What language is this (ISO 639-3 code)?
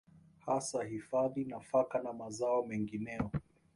swa